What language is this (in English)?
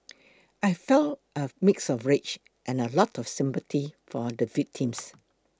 English